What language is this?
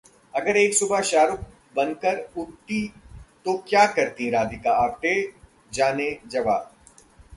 Hindi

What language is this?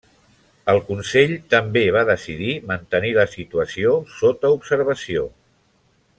Catalan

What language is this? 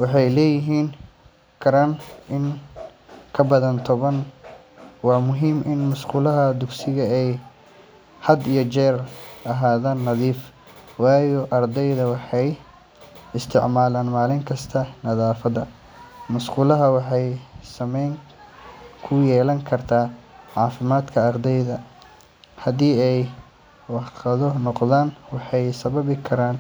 Somali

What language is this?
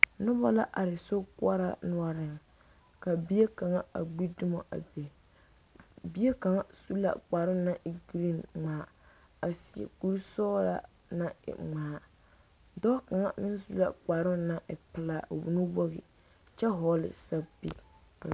Southern Dagaare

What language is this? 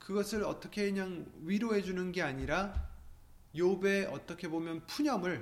Korean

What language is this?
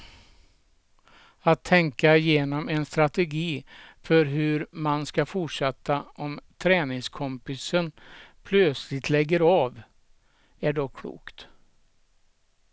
Swedish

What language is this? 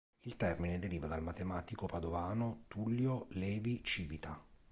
Italian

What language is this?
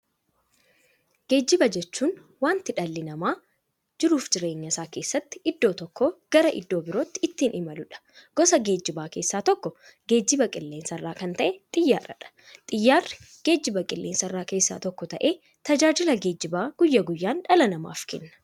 Oromo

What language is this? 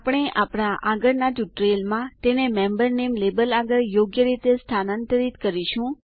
Gujarati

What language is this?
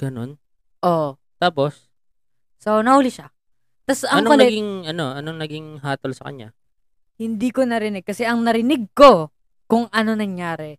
Filipino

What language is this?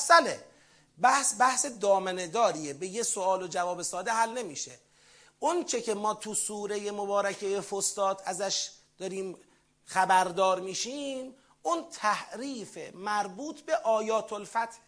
Persian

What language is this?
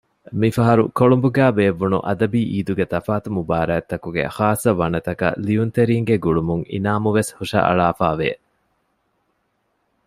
Divehi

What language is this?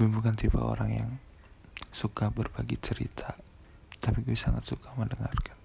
Indonesian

